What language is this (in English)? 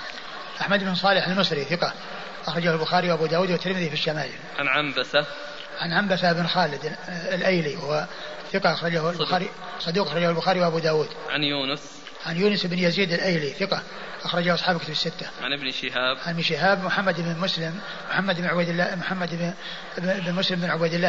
Arabic